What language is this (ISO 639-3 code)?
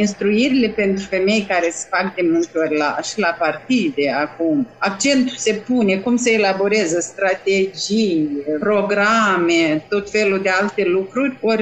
ron